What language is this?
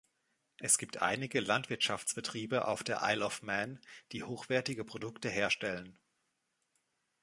German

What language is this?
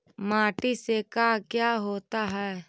Magahi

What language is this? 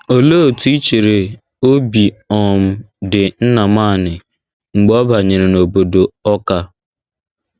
Igbo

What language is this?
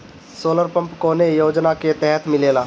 Bhojpuri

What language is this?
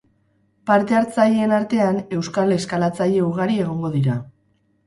Basque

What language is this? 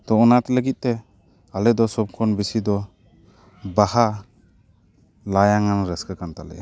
Santali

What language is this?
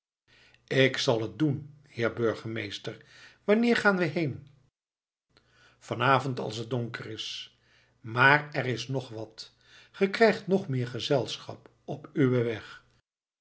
Dutch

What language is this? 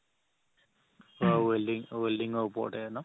Assamese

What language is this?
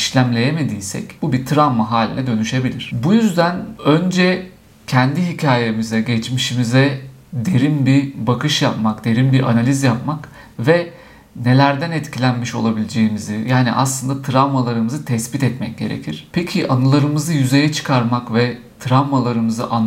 Turkish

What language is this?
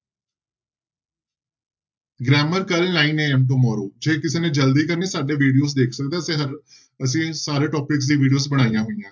Punjabi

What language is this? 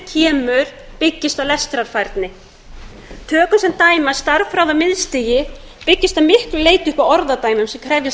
Icelandic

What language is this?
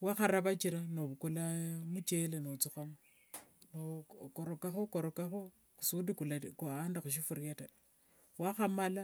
Wanga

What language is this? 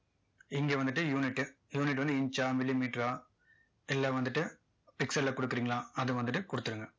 Tamil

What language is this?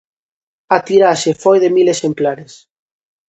Galician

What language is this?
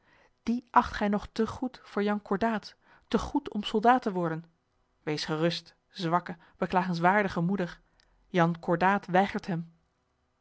Dutch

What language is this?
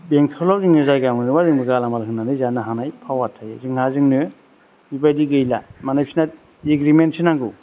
Bodo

